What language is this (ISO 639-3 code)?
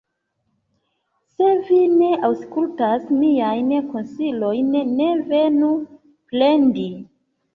epo